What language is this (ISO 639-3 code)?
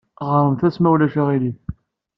kab